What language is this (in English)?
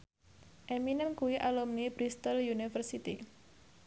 Javanese